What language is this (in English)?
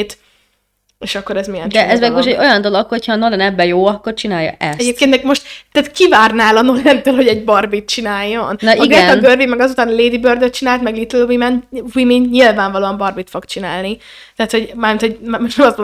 Hungarian